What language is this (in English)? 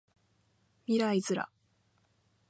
Japanese